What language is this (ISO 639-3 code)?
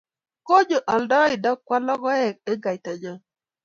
kln